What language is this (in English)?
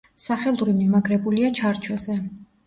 Georgian